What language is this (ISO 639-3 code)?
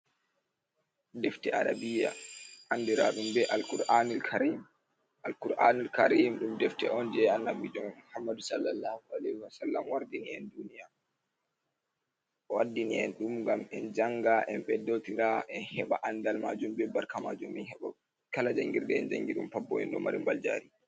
ful